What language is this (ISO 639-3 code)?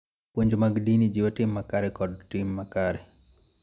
luo